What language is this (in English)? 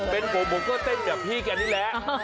Thai